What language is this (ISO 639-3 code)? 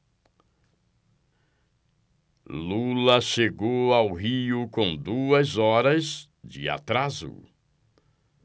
por